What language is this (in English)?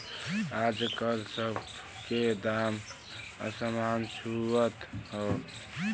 Bhojpuri